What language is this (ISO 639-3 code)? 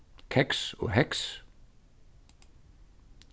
fao